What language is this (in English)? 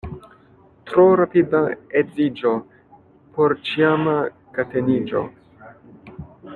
Esperanto